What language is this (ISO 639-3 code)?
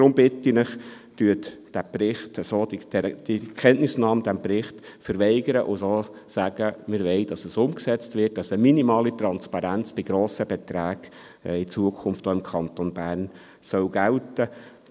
gsw